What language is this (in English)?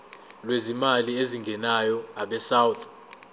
Zulu